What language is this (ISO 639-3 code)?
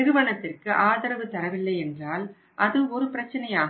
tam